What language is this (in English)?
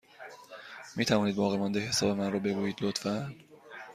Persian